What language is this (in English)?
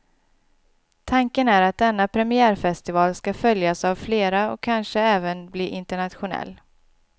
Swedish